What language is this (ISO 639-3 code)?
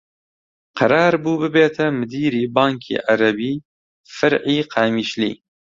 ckb